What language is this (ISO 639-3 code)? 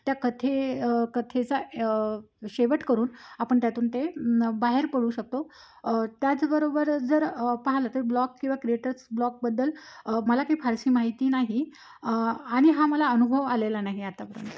mar